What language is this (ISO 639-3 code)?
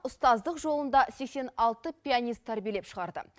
kaz